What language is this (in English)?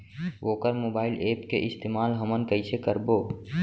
Chhattisgarhi